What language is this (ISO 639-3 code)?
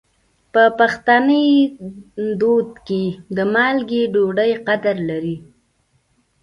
pus